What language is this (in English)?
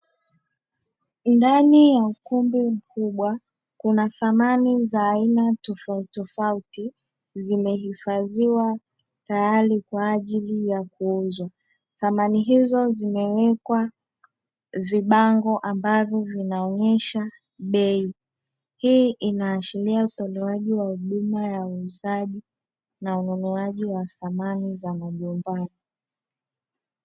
Swahili